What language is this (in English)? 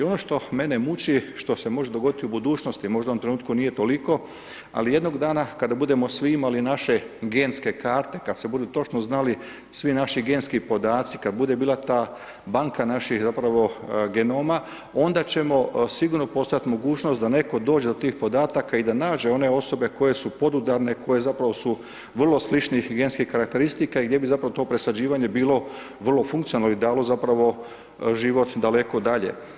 Croatian